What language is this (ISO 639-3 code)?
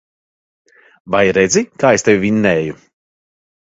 lav